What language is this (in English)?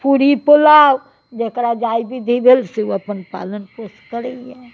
Maithili